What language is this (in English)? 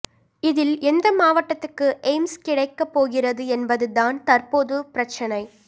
Tamil